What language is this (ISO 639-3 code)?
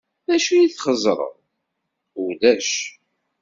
kab